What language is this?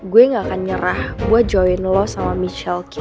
Indonesian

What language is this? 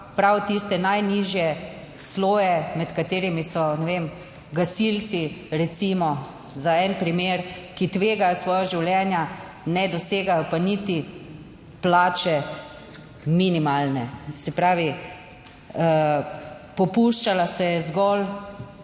Slovenian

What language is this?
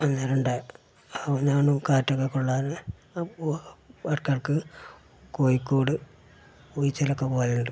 Malayalam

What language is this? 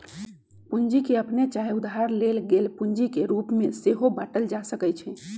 Magahi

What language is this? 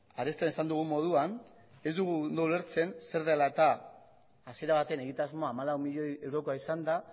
Basque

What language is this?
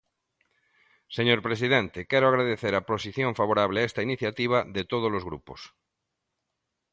Galician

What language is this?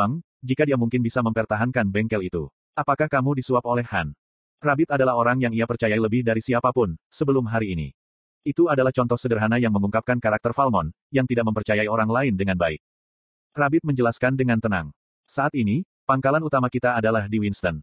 Indonesian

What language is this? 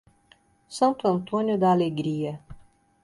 Portuguese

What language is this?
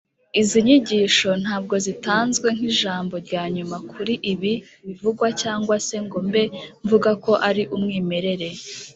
Kinyarwanda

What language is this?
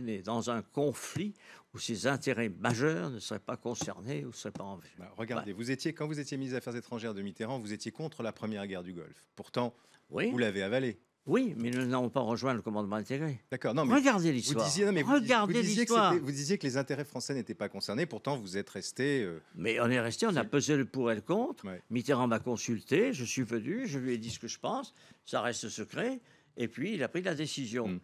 French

